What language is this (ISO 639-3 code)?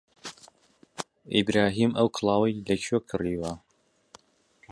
ckb